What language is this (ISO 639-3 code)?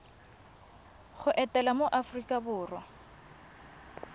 tsn